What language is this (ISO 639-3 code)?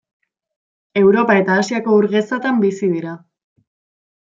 eus